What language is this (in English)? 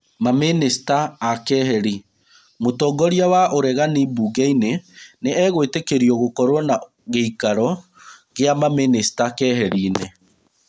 Kikuyu